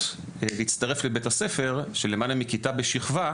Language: Hebrew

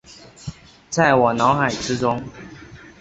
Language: Chinese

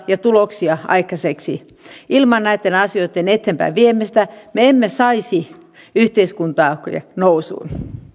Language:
Finnish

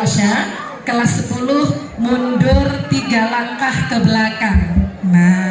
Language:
Indonesian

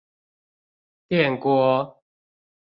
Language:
Chinese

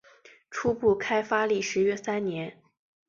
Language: Chinese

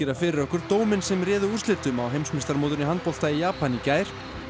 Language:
Icelandic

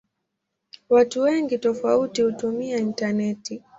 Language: Swahili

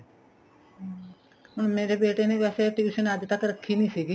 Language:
Punjabi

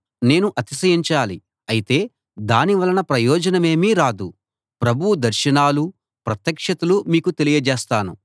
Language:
Telugu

